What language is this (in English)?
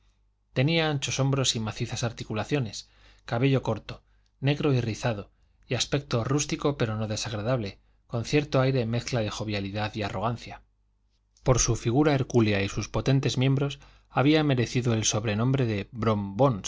Spanish